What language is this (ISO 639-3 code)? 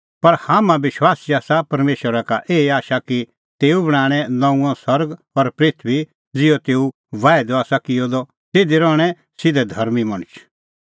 kfx